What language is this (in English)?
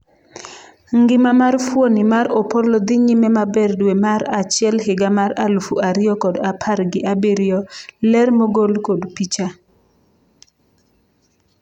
Luo (Kenya and Tanzania)